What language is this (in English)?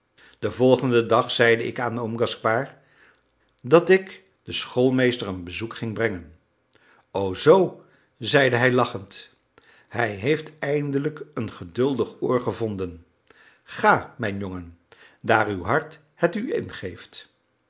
Dutch